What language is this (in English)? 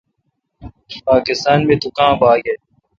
Kalkoti